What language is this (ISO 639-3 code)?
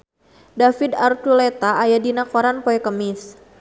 sun